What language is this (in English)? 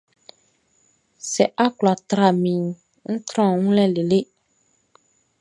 Baoulé